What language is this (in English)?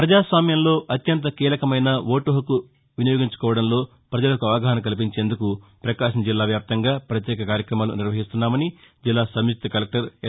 Telugu